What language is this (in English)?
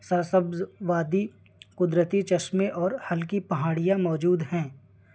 Urdu